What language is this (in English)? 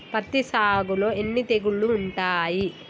Telugu